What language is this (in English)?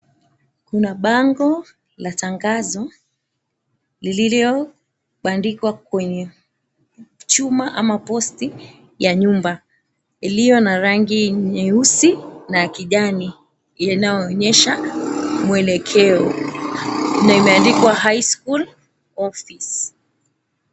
Swahili